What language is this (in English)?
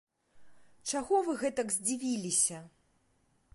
Belarusian